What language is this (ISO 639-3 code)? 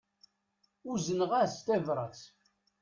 kab